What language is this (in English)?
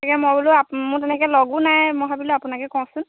Assamese